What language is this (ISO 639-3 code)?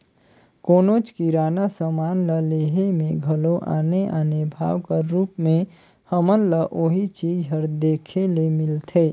hne